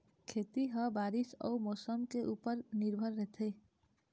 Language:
Chhattisgarhi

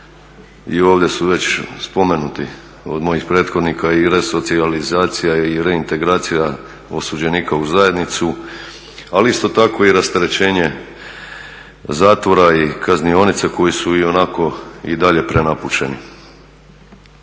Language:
Croatian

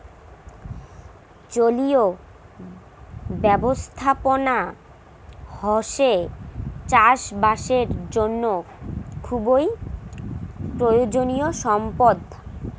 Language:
Bangla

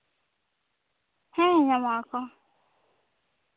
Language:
Santali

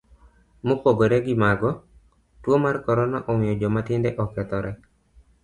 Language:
Luo (Kenya and Tanzania)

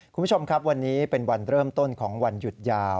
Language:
Thai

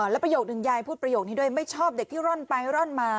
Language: Thai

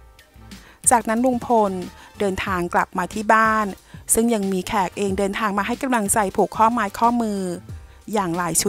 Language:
Thai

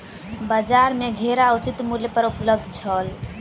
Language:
Maithili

